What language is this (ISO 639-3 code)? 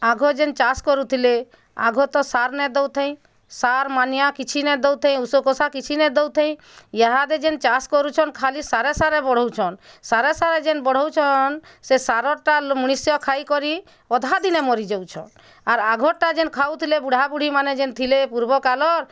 ori